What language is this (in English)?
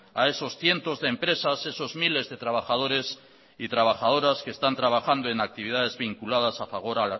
Spanish